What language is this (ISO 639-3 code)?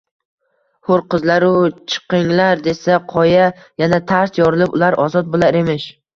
uzb